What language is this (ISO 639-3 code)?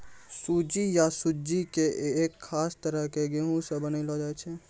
mai